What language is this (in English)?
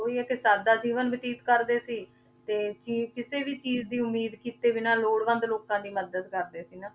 Punjabi